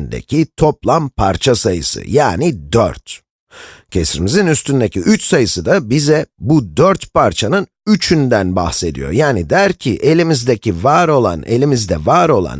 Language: Turkish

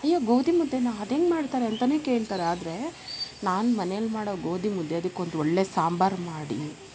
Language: Kannada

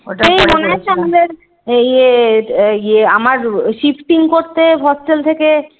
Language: Bangla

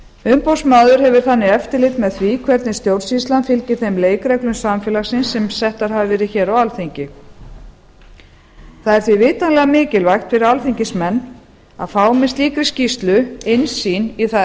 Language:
Icelandic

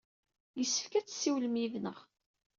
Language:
Kabyle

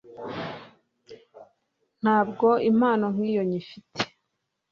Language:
Kinyarwanda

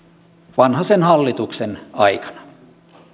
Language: Finnish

